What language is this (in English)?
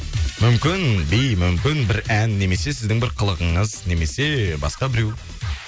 Kazakh